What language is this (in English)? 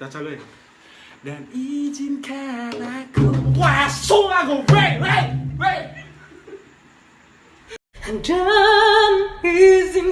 Indonesian